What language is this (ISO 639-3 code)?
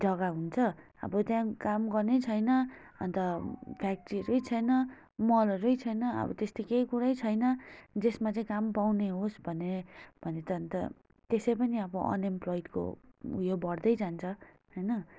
nep